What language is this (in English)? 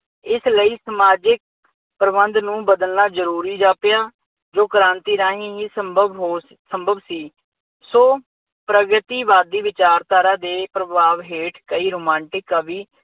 Punjabi